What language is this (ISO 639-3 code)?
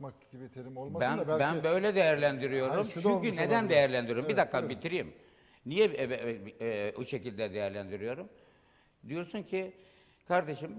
tur